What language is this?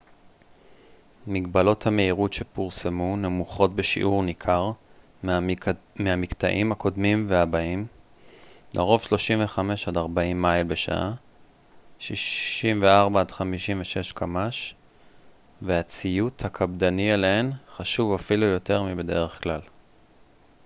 Hebrew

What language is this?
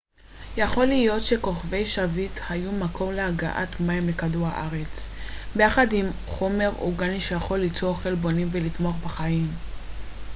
Hebrew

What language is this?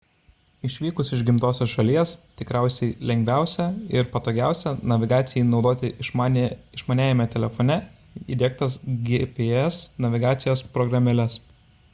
Lithuanian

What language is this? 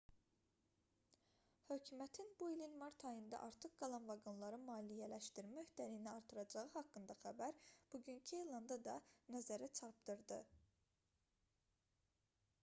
Azerbaijani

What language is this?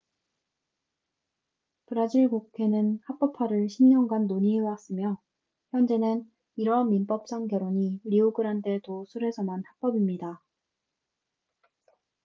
Korean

